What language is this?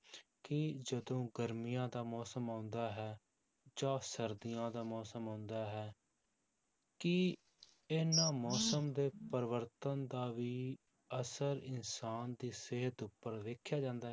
Punjabi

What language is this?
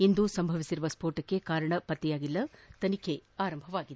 Kannada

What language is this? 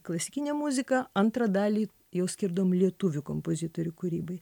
Lithuanian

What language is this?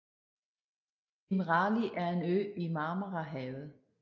Danish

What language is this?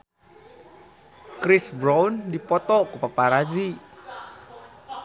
Sundanese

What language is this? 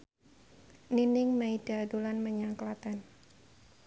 Javanese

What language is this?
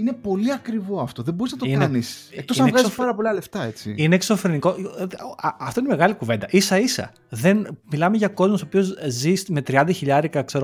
Greek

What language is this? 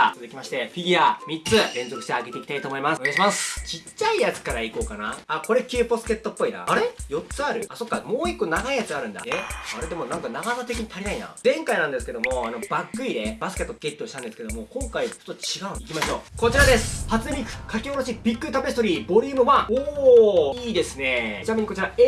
Japanese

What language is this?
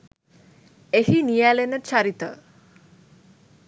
Sinhala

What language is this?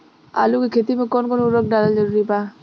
Bhojpuri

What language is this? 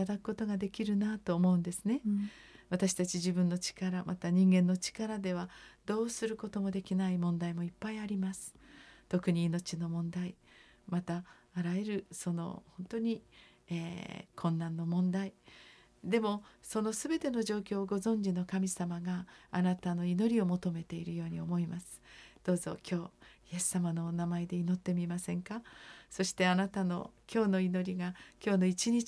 Japanese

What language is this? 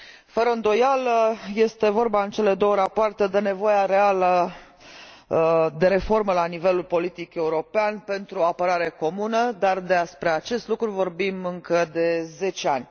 Romanian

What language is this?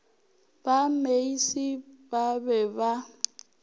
Northern Sotho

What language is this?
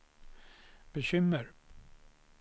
Swedish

